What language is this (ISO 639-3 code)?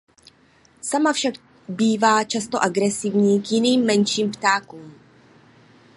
ces